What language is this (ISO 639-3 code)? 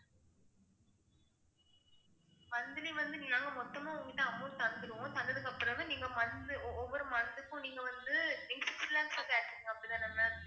tam